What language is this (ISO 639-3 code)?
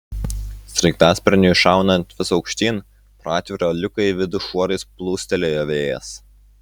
lit